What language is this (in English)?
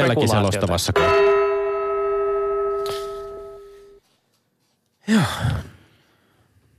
Finnish